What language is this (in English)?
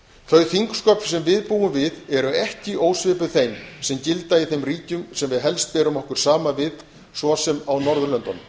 Icelandic